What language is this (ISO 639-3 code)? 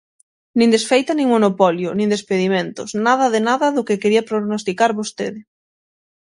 glg